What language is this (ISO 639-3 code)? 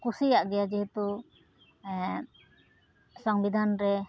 sat